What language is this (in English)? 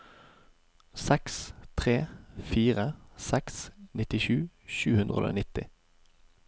Norwegian